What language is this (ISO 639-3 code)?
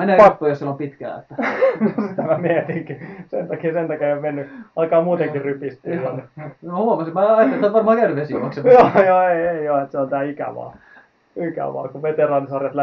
fin